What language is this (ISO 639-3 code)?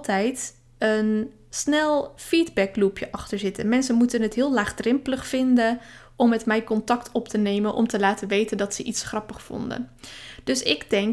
nld